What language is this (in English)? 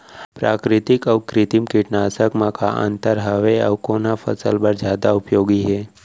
Chhattisgarhi